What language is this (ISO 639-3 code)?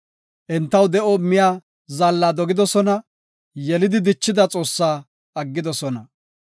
gof